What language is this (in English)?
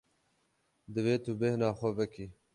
Kurdish